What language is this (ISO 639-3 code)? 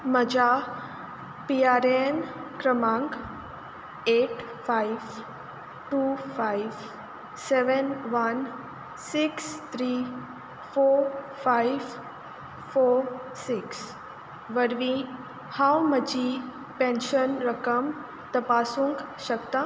kok